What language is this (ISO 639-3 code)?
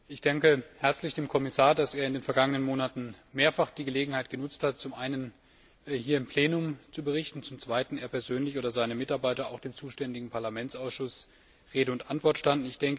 deu